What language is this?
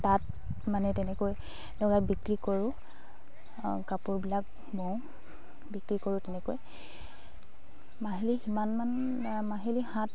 Assamese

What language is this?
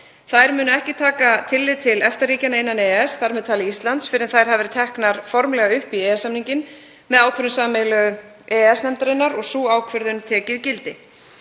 Icelandic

